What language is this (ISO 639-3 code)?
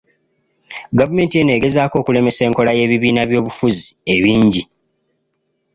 lug